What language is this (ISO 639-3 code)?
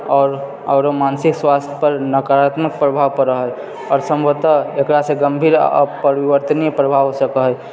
mai